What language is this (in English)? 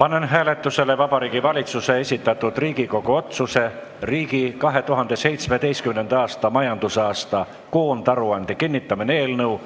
Estonian